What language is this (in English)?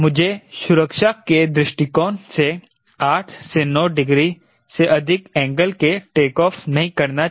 Hindi